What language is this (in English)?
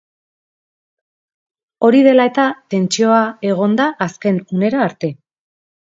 Basque